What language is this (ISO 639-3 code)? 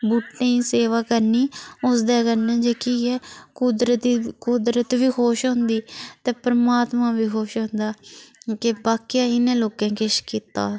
doi